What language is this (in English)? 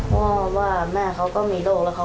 Thai